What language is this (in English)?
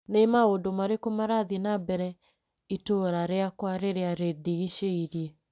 Kikuyu